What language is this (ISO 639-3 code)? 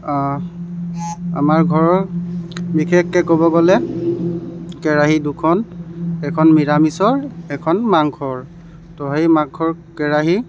asm